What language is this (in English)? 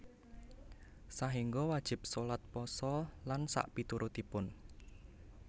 Javanese